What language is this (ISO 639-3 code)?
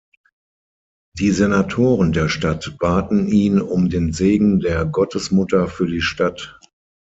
deu